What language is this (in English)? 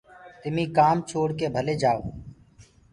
Gurgula